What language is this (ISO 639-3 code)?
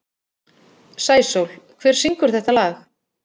isl